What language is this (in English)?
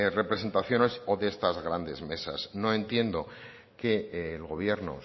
Spanish